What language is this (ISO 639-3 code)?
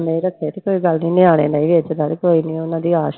pan